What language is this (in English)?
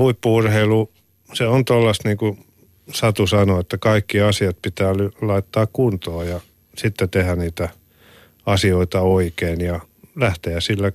Finnish